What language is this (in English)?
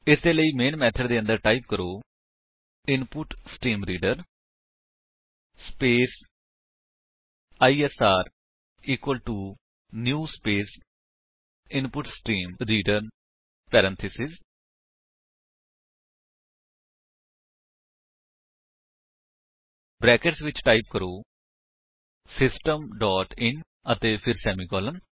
Punjabi